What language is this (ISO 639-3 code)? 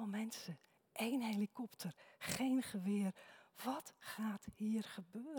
nld